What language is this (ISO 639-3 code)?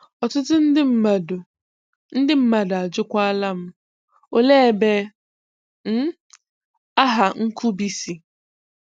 ibo